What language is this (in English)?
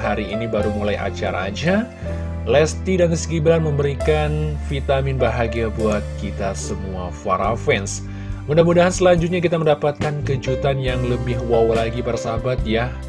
Indonesian